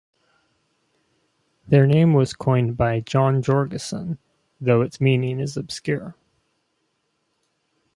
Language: English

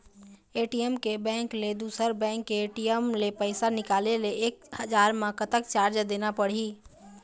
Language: Chhattisgarhi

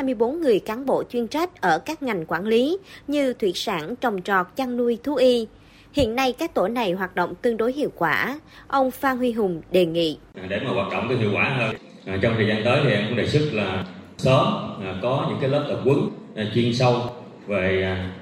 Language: Vietnamese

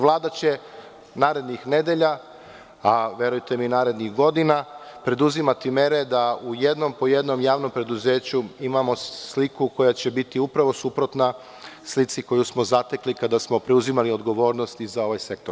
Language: Serbian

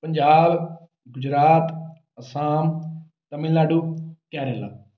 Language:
Punjabi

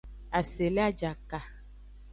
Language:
Aja (Benin)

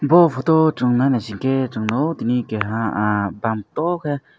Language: Kok Borok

